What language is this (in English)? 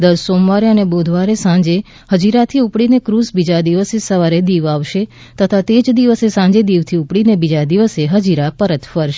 Gujarati